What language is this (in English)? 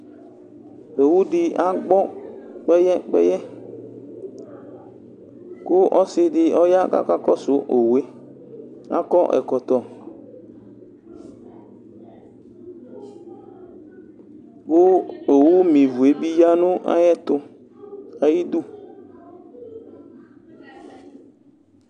Ikposo